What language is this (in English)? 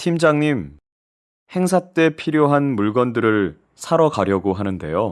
Korean